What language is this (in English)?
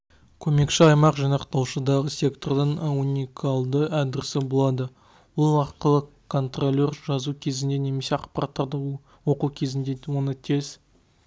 Kazakh